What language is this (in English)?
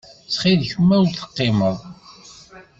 Kabyle